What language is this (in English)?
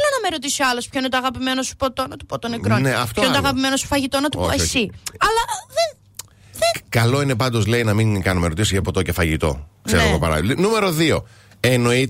Greek